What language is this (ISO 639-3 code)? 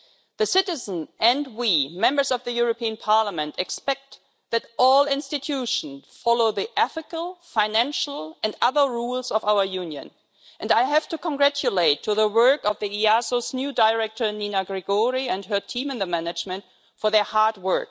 eng